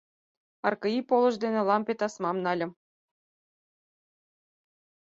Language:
Mari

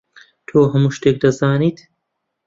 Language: Central Kurdish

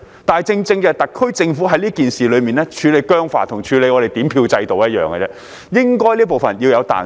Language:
Cantonese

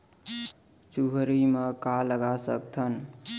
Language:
Chhattisgarhi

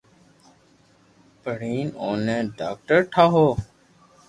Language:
Loarki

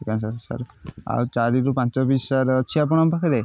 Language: Odia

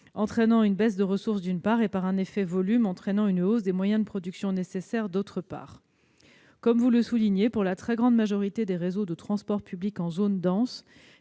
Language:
French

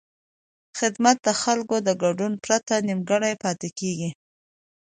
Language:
Pashto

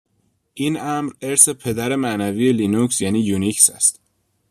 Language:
Persian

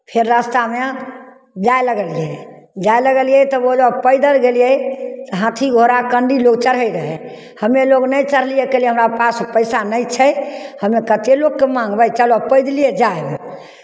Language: Maithili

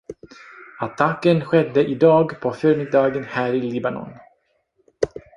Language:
Swedish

